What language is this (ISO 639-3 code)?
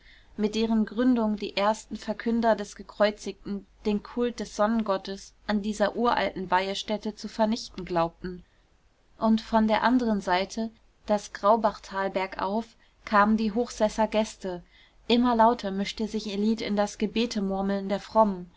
deu